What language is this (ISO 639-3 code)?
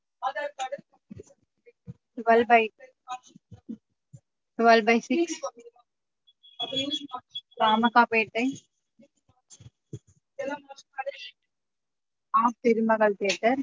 tam